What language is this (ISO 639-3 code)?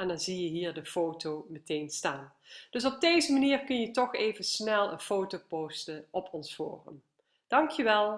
nld